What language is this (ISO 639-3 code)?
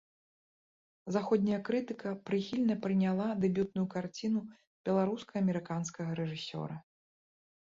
bel